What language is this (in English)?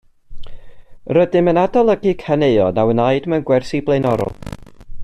Welsh